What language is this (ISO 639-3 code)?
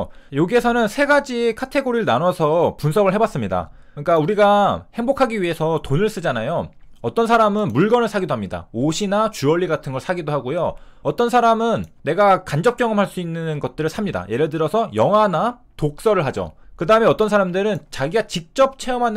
kor